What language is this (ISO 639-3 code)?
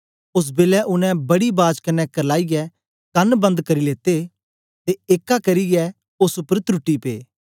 doi